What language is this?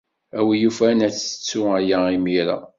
Kabyle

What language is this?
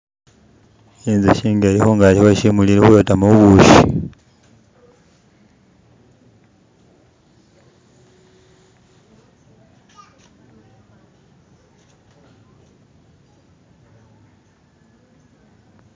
Masaaba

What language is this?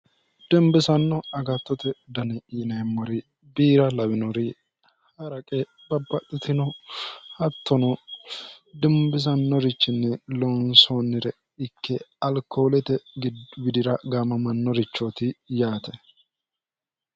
Sidamo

